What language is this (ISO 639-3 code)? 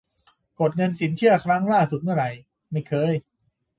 tha